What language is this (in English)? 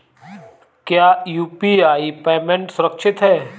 Hindi